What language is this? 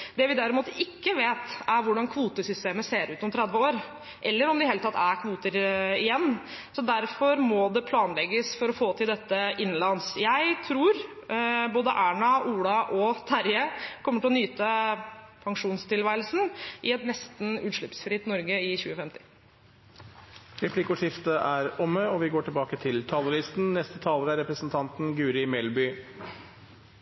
Norwegian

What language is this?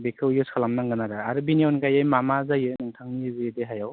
Bodo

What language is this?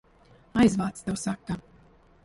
Latvian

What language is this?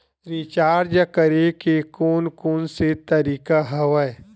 Chhattisgarhi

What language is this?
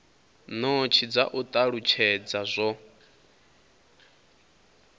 Venda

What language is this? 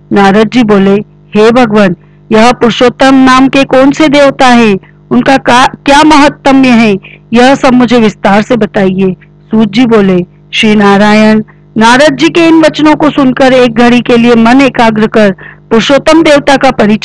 Hindi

